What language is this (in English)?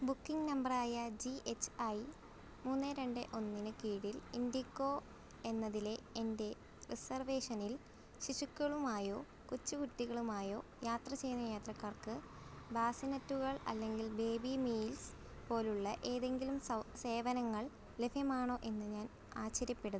Malayalam